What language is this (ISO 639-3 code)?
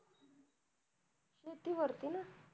mar